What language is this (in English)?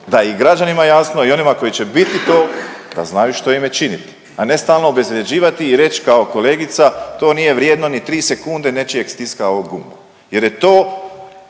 Croatian